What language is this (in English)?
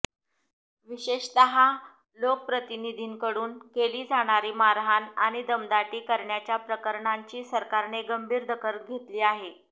Marathi